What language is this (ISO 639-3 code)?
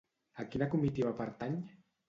cat